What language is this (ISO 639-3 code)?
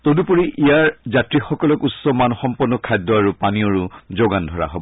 asm